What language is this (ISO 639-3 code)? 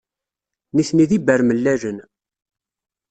kab